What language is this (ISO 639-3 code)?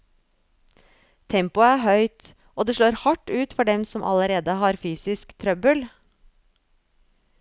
nor